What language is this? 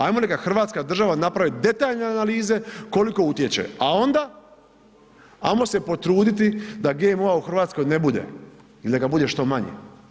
Croatian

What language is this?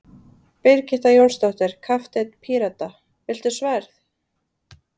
Icelandic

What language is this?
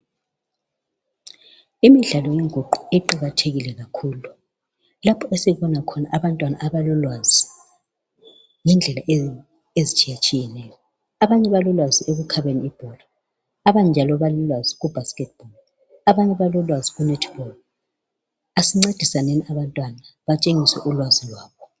North Ndebele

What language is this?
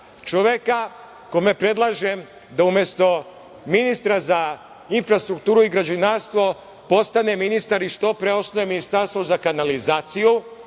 Serbian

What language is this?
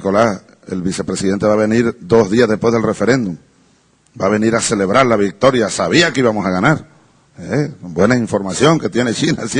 Spanish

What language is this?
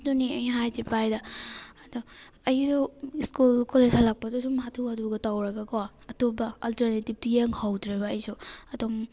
Manipuri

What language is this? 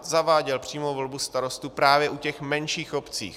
Czech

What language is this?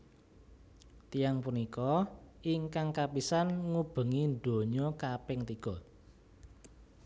Javanese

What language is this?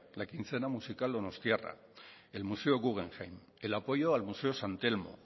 Spanish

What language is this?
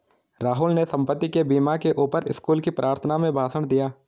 Hindi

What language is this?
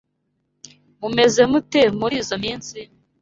Kinyarwanda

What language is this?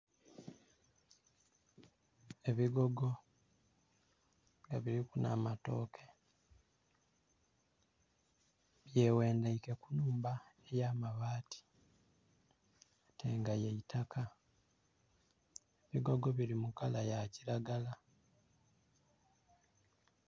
Soga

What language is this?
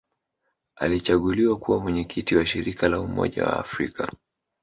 Swahili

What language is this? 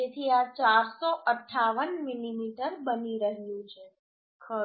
Gujarati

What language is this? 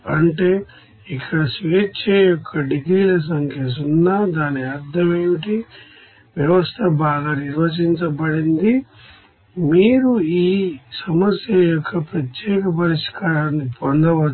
Telugu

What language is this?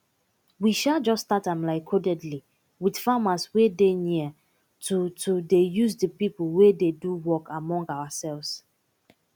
Nigerian Pidgin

